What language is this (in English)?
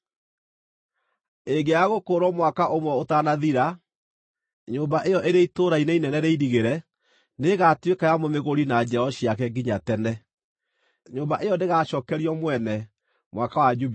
Kikuyu